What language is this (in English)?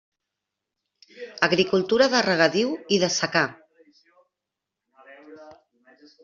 Catalan